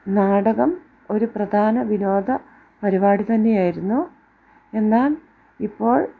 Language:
Malayalam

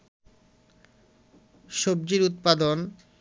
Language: Bangla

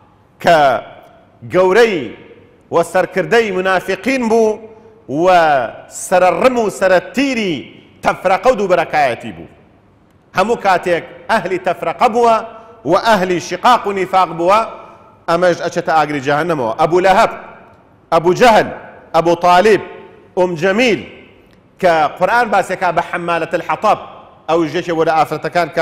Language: Arabic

